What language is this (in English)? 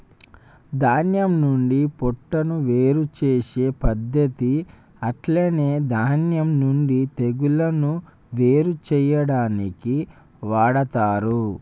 Telugu